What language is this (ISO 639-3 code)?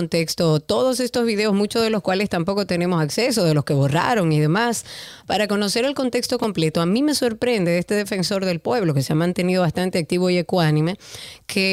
spa